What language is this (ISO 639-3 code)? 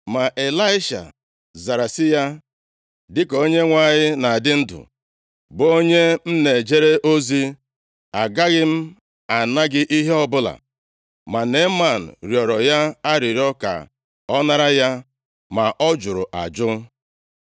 ibo